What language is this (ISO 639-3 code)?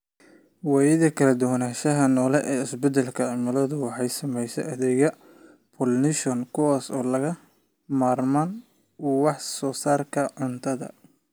som